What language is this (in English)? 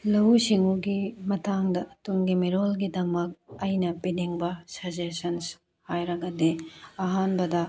Manipuri